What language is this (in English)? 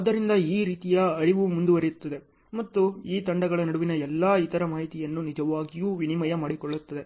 Kannada